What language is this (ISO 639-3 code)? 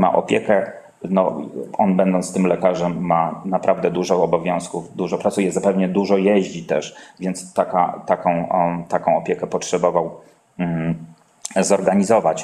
pol